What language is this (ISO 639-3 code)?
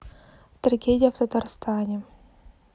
rus